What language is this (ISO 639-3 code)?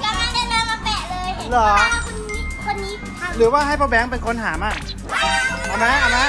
tha